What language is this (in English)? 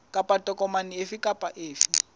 Southern Sotho